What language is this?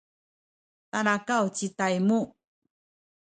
Sakizaya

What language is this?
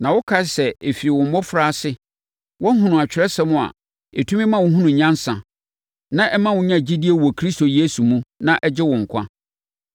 Akan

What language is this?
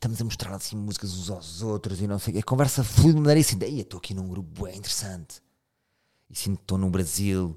Portuguese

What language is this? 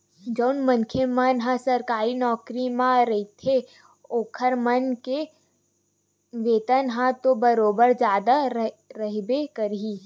Chhattisgarhi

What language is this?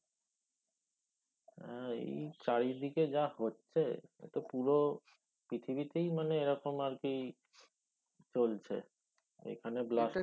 Bangla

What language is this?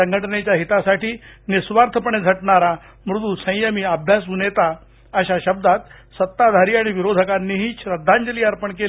Marathi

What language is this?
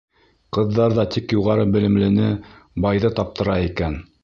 Bashkir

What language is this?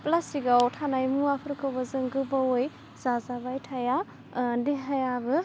Bodo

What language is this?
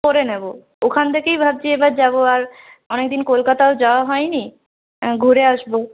Bangla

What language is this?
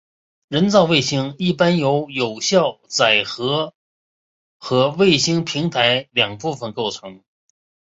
Chinese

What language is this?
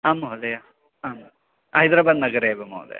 Sanskrit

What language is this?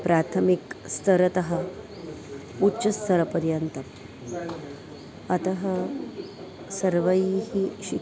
Sanskrit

